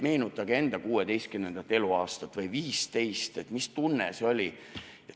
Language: Estonian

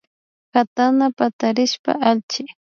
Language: Imbabura Highland Quichua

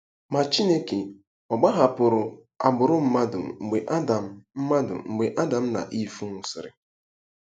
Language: Igbo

